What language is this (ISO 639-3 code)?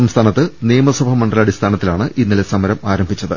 mal